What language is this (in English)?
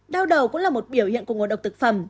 Vietnamese